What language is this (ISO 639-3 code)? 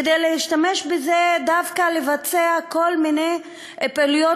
heb